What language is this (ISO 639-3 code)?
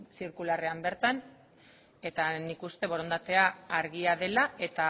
eus